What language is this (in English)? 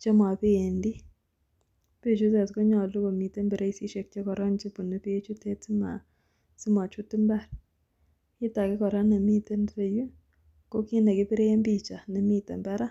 Kalenjin